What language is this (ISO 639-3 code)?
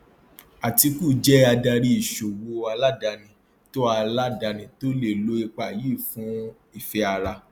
yor